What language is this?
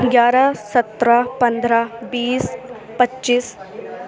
Urdu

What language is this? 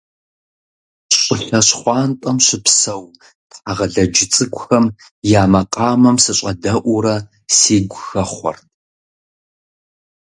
Kabardian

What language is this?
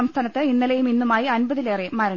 Malayalam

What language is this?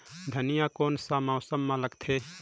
Chhattisgarhi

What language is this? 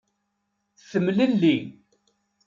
Kabyle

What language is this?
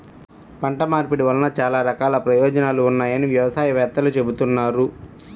Telugu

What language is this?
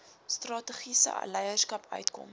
Afrikaans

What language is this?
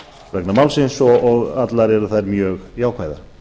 Icelandic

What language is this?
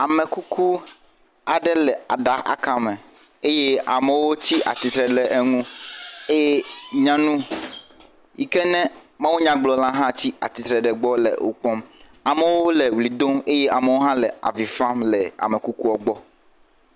Ewe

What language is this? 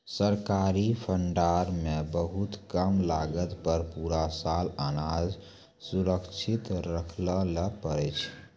Maithili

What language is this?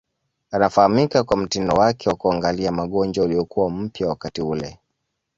Swahili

